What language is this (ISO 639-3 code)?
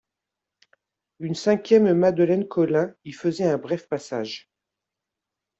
fra